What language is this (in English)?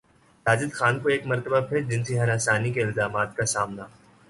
Urdu